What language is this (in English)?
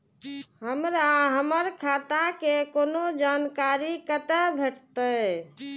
Maithili